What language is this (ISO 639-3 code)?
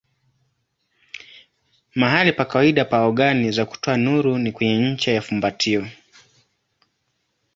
swa